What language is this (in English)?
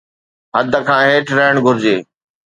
Sindhi